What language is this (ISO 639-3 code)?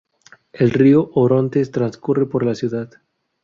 spa